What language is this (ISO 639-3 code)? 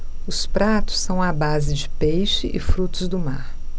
por